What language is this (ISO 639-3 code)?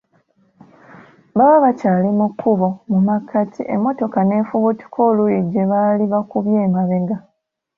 lug